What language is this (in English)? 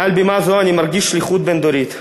Hebrew